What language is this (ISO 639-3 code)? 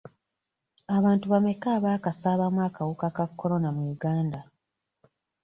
lug